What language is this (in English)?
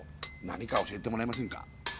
Japanese